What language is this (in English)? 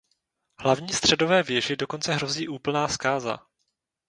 Czech